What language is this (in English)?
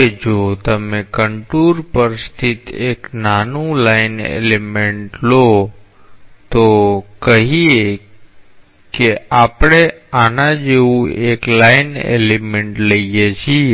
Gujarati